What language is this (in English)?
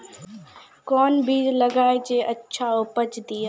Maithili